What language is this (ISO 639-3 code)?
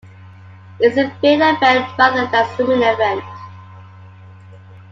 eng